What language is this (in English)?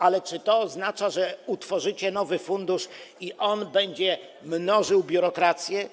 Polish